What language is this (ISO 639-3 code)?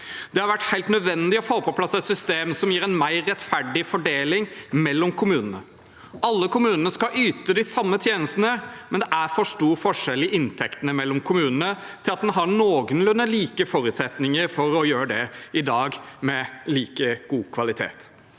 nor